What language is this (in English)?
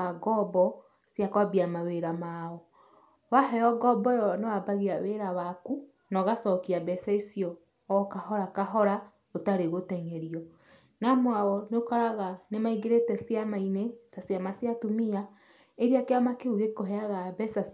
Kikuyu